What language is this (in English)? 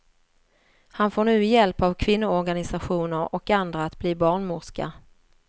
Swedish